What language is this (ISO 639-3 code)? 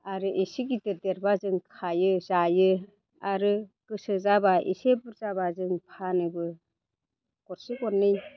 brx